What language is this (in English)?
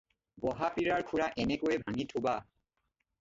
Assamese